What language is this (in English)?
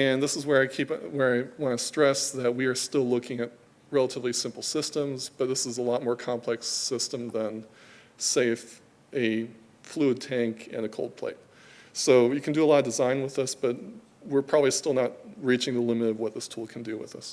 English